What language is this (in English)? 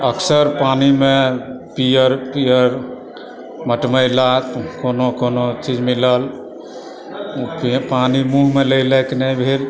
Maithili